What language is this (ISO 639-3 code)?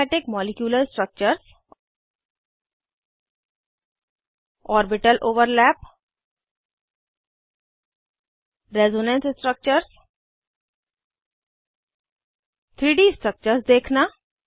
hin